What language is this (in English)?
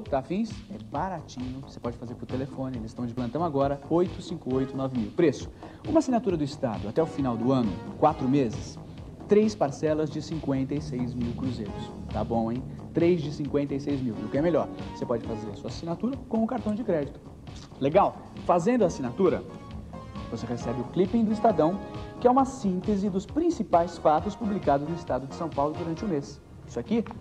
Portuguese